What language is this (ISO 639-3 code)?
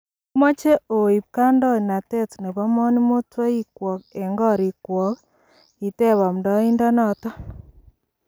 kln